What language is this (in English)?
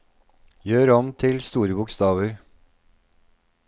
Norwegian